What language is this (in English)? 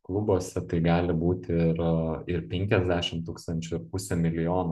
Lithuanian